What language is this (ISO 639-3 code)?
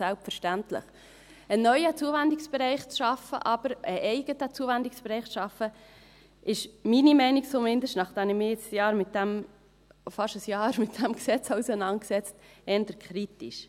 gsw